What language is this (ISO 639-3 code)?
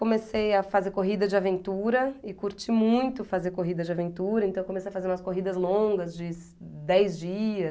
por